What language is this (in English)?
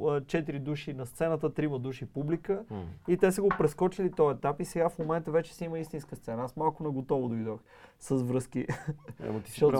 Bulgarian